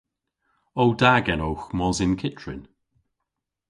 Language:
Cornish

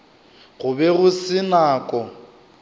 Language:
Northern Sotho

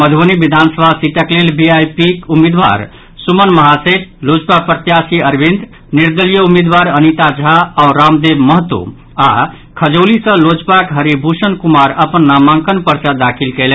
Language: Maithili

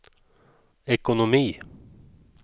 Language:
Swedish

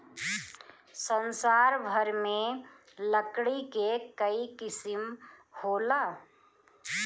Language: Bhojpuri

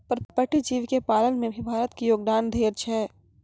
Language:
Maithili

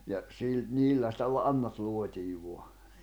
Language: Finnish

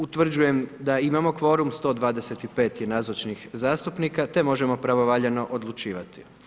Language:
Croatian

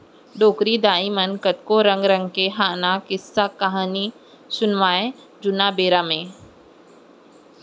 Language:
Chhattisgarhi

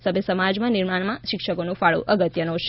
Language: Gujarati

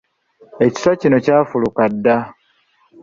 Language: Ganda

